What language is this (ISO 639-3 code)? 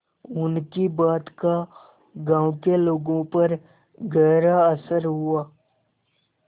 hin